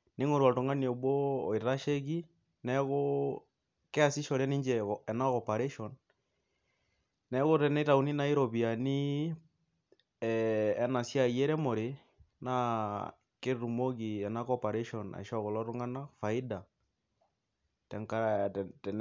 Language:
Masai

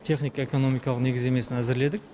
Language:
Kazakh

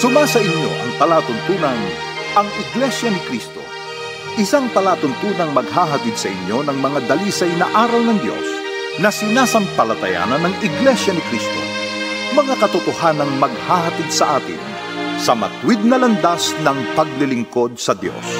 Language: Filipino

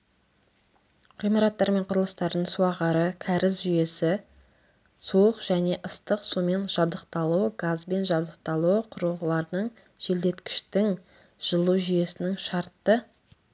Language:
Kazakh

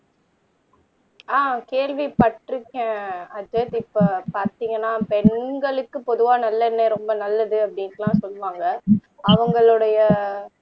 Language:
Tamil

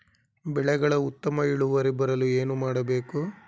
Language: Kannada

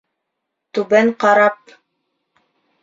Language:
Bashkir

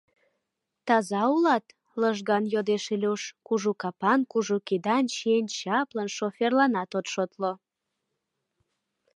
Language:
Mari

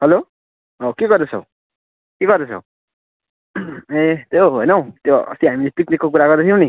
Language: Nepali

